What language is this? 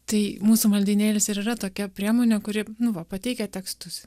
Lithuanian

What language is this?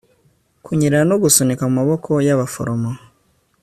Kinyarwanda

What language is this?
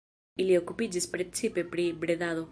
Esperanto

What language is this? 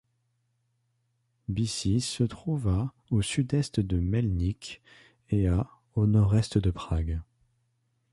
French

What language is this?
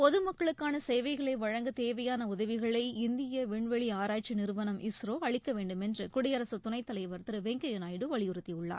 Tamil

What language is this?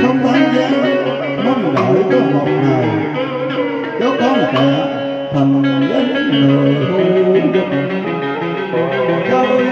Vietnamese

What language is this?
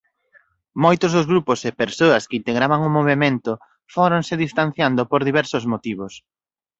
Galician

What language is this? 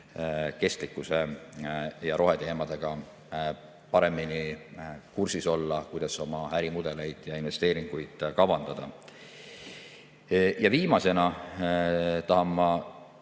Estonian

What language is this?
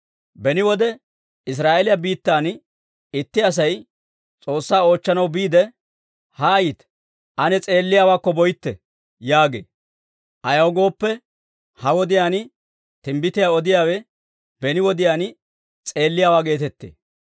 Dawro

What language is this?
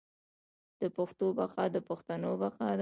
Pashto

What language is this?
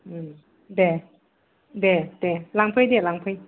Bodo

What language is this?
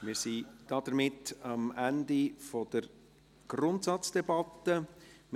Swiss German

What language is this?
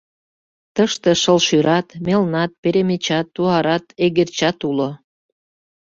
Mari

